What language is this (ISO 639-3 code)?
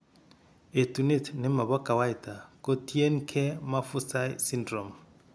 kln